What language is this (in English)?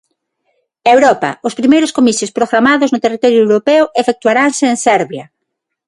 Galician